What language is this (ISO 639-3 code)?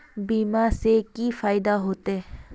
mag